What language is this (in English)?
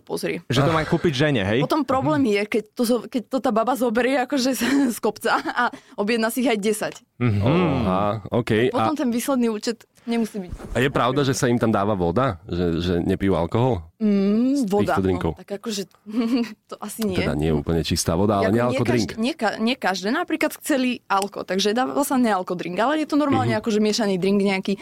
Slovak